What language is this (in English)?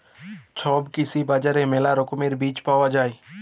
Bangla